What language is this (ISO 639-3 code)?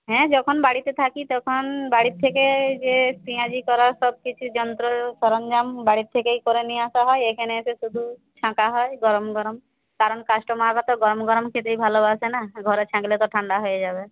ben